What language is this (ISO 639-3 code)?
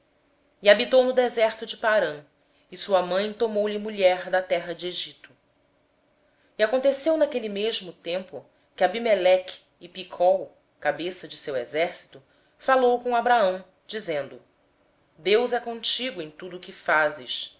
por